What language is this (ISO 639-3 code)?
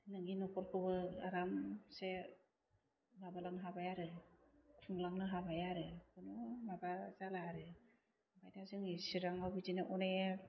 brx